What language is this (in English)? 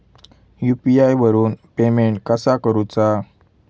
Marathi